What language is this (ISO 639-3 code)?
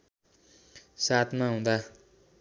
nep